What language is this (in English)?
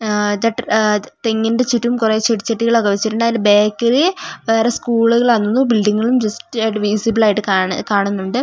Malayalam